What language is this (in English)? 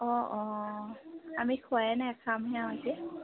Assamese